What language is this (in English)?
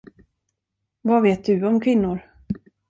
Swedish